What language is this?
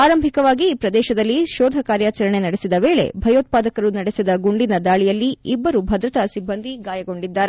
Kannada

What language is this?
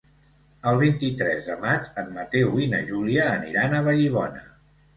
Catalan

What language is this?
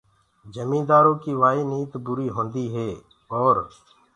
Gurgula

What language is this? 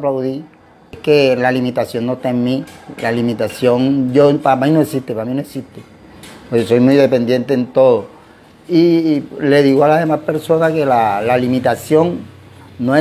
Spanish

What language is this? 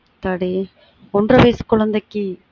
Tamil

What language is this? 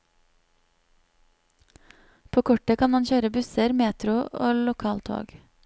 Norwegian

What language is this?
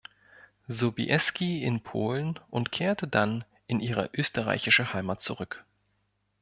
German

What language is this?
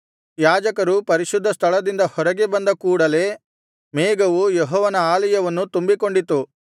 Kannada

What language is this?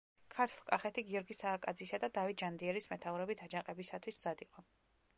Georgian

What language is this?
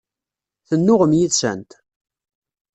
Kabyle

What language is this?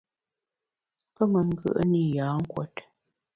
Bamun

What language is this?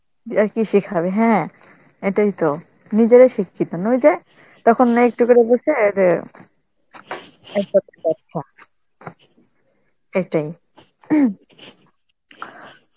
Bangla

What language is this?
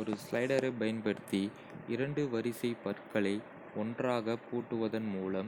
Kota (India)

